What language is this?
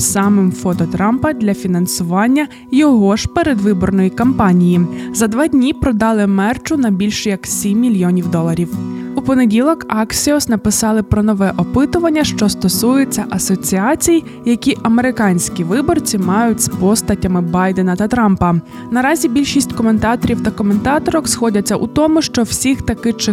Ukrainian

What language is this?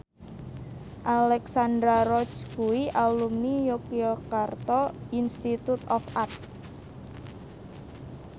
Javanese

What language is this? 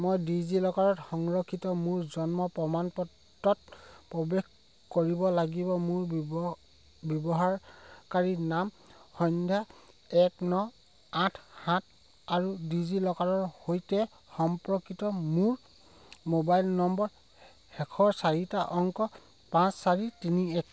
Assamese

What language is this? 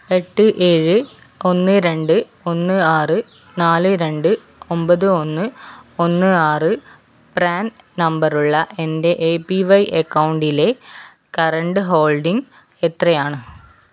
Malayalam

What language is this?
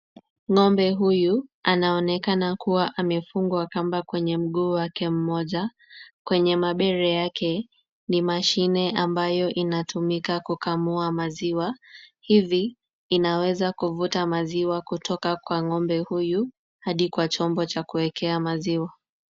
Swahili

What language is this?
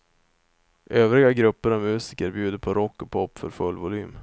Swedish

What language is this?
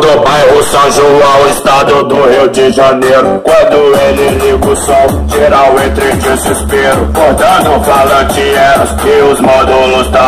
Romanian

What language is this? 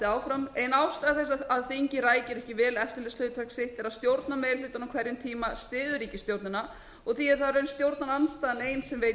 Icelandic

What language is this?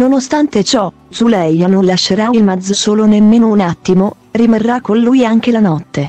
Italian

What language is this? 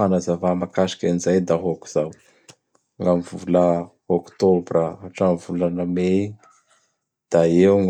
Bara Malagasy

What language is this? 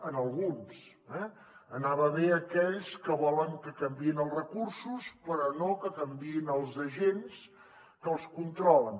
Catalan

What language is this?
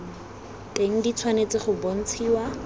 Tswana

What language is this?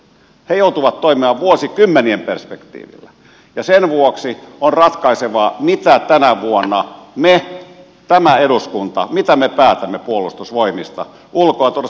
Finnish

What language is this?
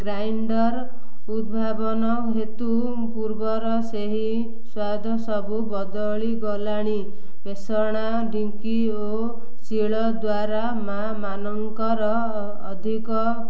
Odia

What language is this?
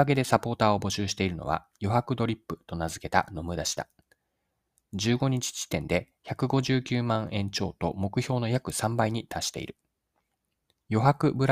Japanese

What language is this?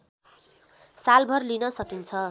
Nepali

